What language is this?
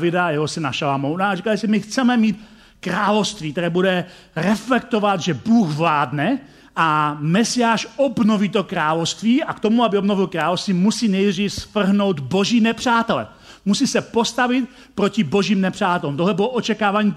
Czech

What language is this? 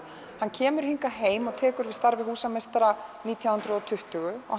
Icelandic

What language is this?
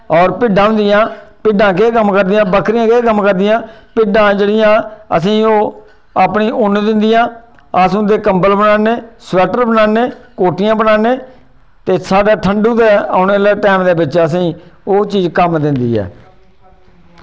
Dogri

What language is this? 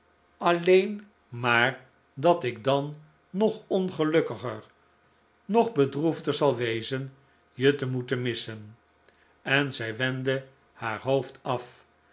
Dutch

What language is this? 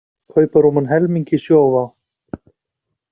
Icelandic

